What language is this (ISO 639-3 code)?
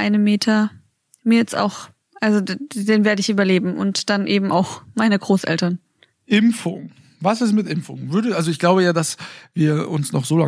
deu